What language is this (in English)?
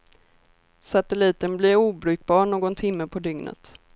Swedish